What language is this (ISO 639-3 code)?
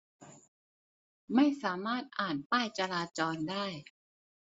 tha